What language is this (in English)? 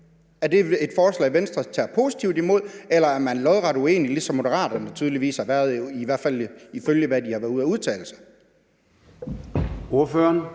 Danish